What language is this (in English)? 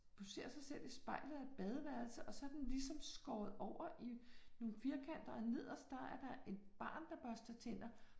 Danish